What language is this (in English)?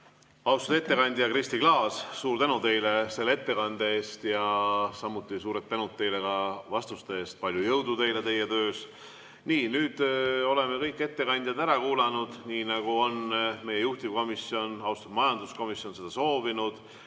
Estonian